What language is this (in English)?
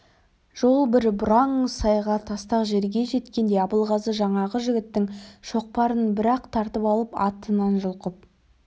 Kazakh